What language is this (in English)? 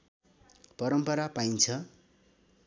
Nepali